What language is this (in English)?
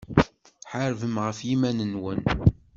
Kabyle